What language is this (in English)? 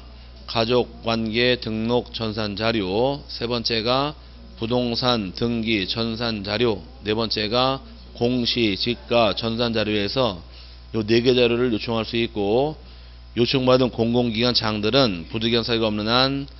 Korean